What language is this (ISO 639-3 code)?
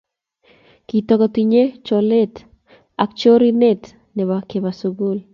kln